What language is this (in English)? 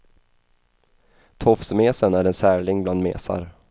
Swedish